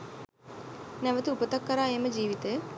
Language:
Sinhala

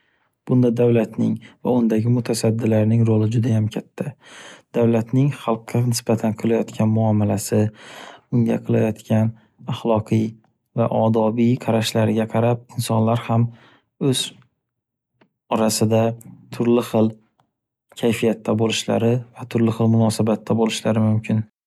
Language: Uzbek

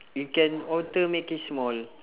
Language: English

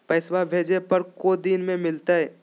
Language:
Magahi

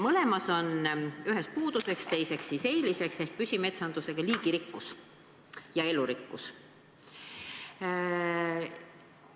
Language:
Estonian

